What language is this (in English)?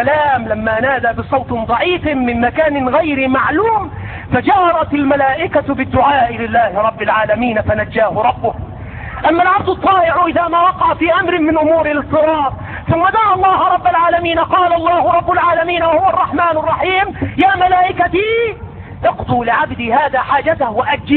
Arabic